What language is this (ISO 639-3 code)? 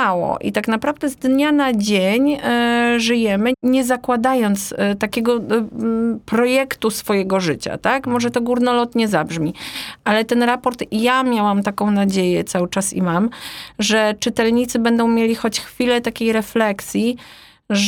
pol